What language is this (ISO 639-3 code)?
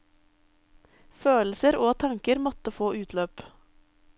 nor